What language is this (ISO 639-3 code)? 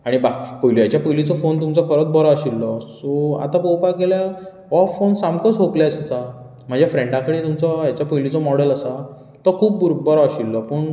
kok